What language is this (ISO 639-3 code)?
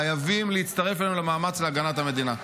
heb